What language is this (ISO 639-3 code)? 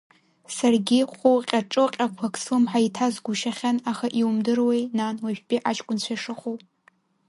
abk